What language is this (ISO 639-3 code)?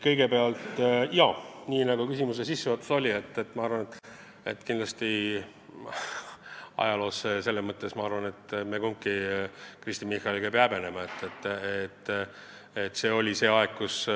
est